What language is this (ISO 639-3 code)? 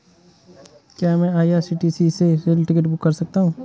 hin